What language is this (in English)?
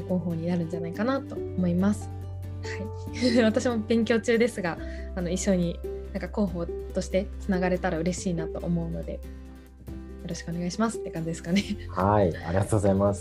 Japanese